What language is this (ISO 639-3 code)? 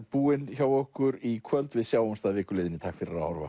isl